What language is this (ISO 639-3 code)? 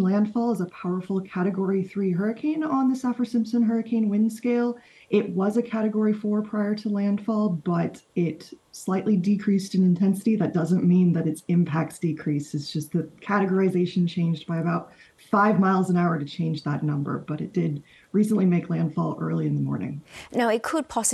eng